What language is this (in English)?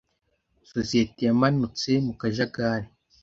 Kinyarwanda